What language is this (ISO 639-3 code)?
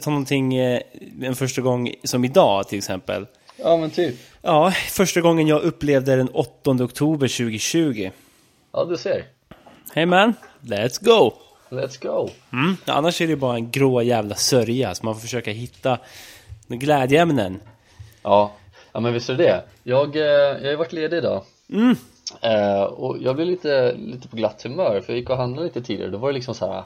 swe